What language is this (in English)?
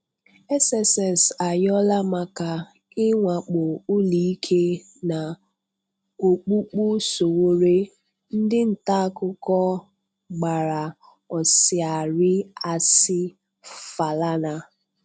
Igbo